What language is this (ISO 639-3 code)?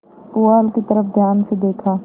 hin